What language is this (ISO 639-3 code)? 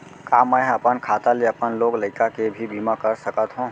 hne